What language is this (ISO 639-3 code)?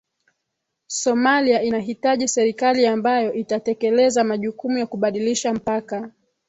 swa